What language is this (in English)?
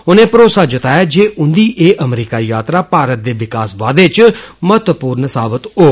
Dogri